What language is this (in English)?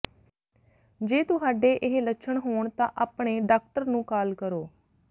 Punjabi